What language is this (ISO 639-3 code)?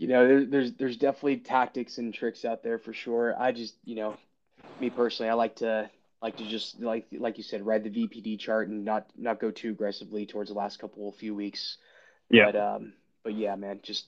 eng